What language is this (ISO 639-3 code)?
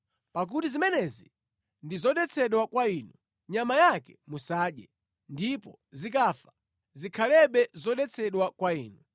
nya